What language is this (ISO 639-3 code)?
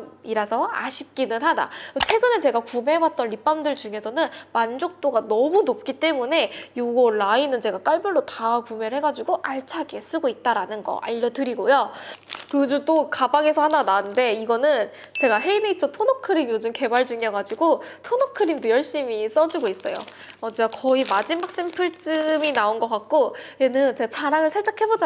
kor